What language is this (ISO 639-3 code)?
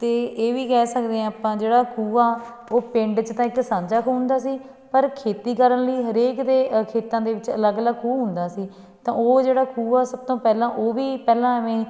pan